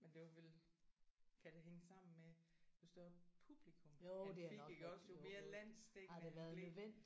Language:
Danish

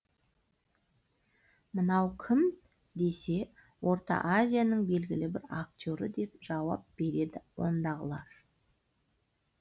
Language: Kazakh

